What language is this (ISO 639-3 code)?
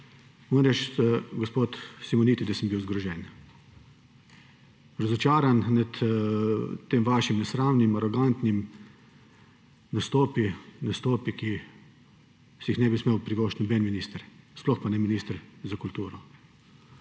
slv